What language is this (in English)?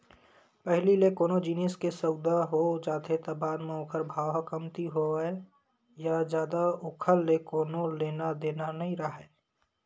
Chhattisgarhi